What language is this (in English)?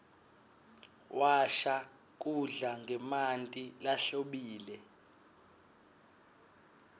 Swati